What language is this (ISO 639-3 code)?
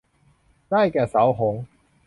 tha